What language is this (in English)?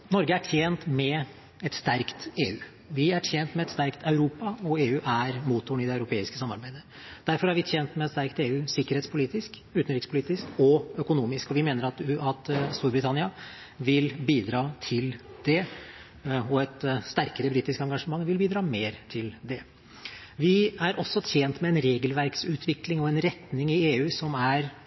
Norwegian Bokmål